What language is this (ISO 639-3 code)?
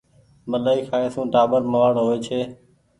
gig